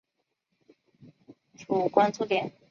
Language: Chinese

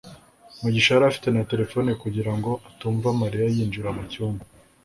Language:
Kinyarwanda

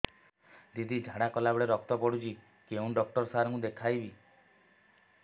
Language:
Odia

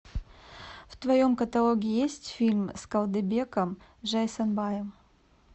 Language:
Russian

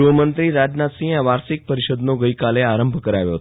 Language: Gujarati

